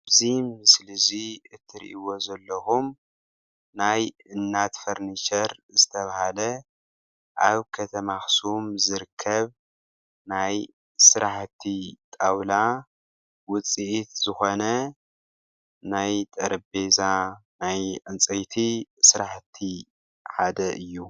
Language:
Tigrinya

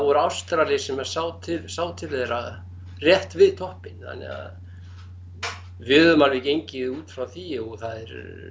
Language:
Icelandic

